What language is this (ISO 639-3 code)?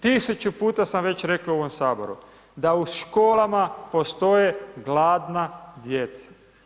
hrv